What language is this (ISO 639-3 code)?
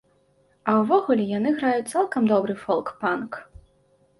bel